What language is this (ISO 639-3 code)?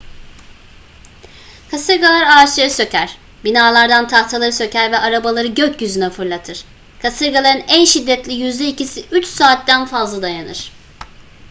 tur